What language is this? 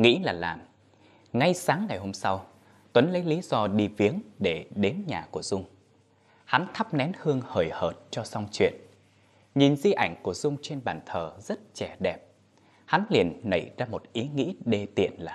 Vietnamese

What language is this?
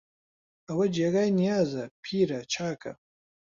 Central Kurdish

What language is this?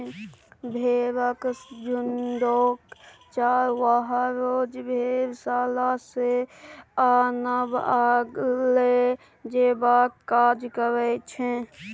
Maithili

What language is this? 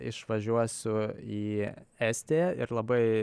Lithuanian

